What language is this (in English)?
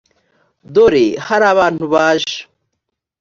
Kinyarwanda